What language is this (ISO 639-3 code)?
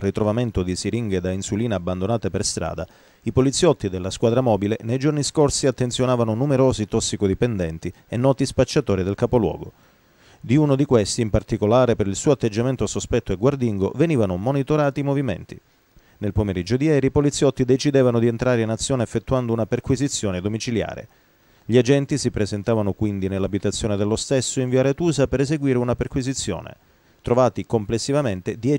ita